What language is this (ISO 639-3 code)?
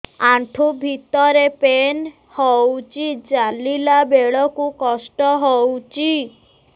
ori